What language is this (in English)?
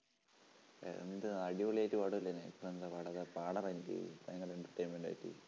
Malayalam